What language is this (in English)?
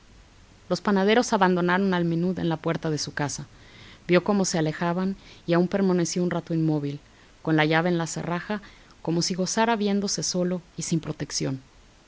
Spanish